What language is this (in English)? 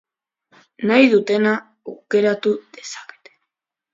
Basque